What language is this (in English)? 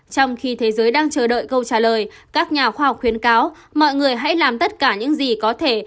Vietnamese